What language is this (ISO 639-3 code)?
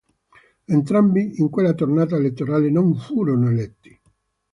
ita